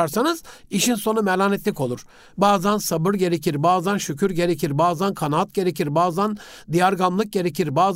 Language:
Turkish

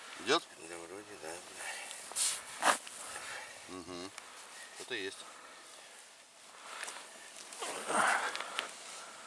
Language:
Russian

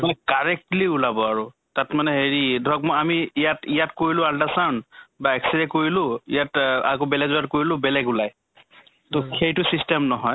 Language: Assamese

